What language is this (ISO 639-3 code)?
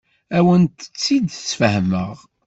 kab